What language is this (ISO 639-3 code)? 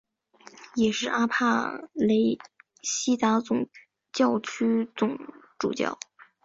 zho